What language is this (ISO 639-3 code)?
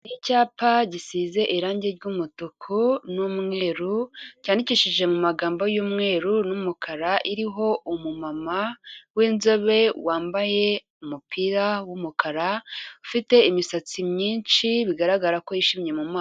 kin